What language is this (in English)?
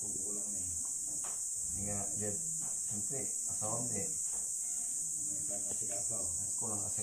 Filipino